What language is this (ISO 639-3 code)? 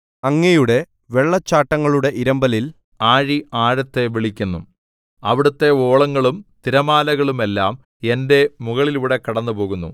mal